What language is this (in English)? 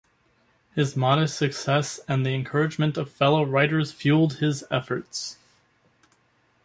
English